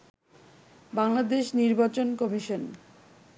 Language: Bangla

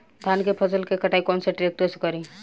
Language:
Bhojpuri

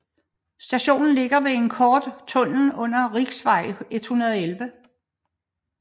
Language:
Danish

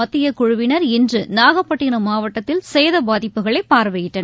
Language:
Tamil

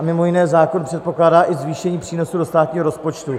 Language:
Czech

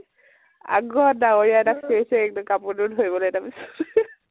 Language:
Assamese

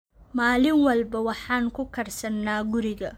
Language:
Somali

